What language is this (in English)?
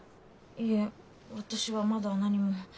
Japanese